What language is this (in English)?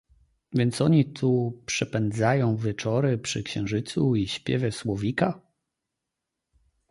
Polish